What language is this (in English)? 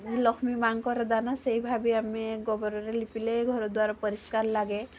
Odia